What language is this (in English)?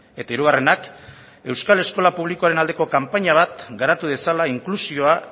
Basque